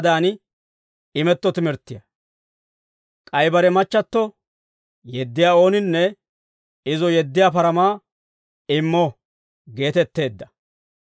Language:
Dawro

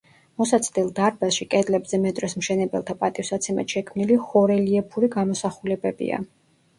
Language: Georgian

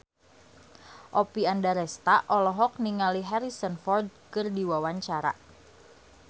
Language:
Sundanese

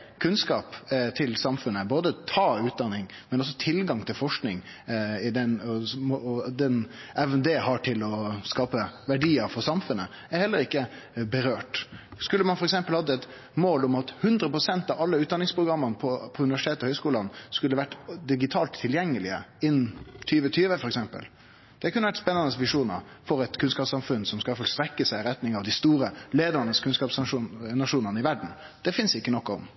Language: Norwegian Nynorsk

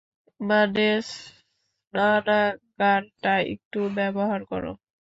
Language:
Bangla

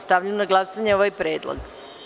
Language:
Serbian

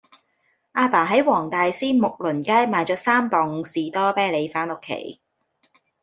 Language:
Cantonese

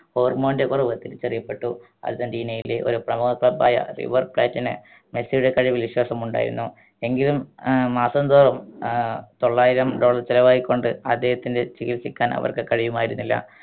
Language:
Malayalam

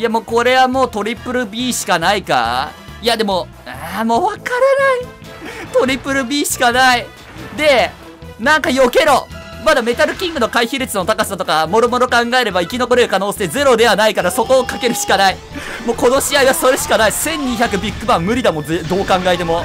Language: Japanese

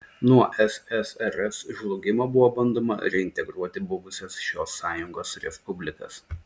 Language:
Lithuanian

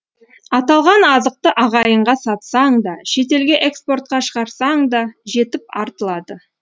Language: Kazakh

